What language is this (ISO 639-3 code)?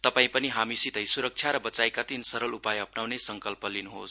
nep